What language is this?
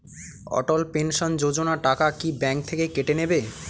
Bangla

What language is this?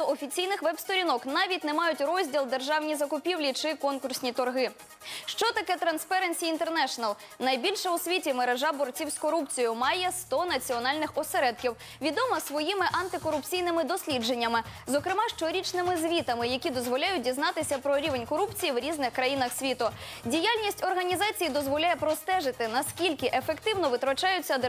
Ukrainian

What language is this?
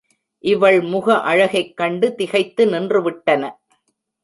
Tamil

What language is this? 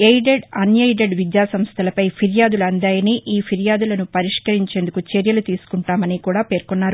Telugu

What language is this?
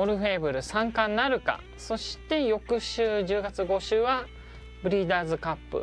Japanese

